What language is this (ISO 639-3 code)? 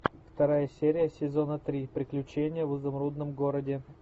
rus